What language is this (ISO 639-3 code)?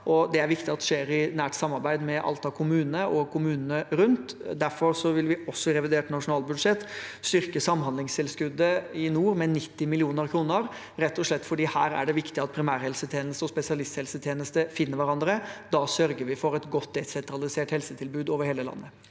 nor